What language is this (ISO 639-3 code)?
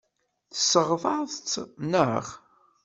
kab